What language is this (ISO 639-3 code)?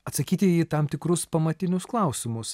lit